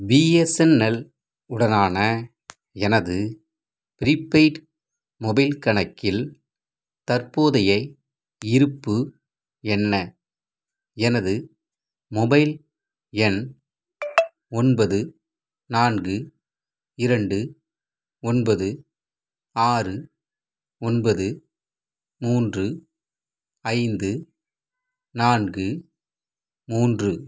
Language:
Tamil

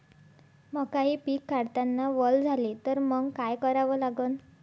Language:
Marathi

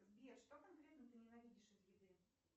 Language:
Russian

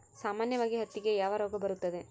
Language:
Kannada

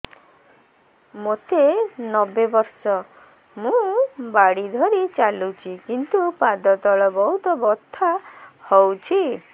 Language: Odia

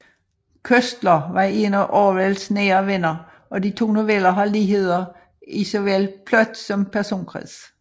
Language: Danish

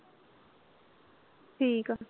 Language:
Punjabi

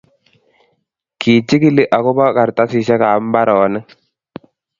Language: Kalenjin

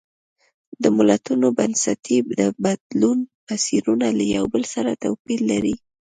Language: Pashto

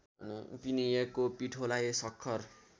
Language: Nepali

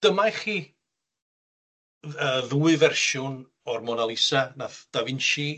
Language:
Welsh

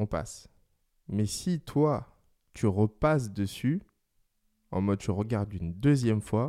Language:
French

